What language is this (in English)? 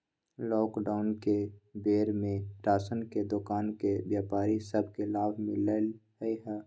Magahi